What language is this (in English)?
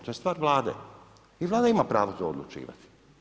Croatian